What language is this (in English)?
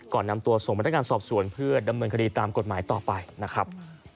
Thai